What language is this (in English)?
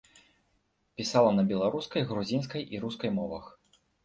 Belarusian